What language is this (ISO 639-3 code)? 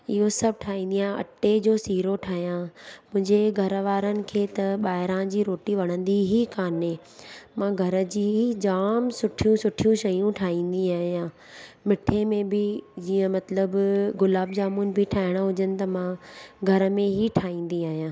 snd